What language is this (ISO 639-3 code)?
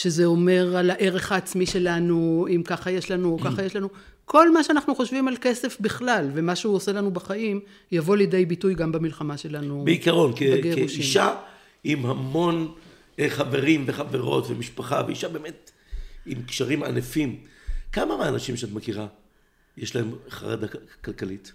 heb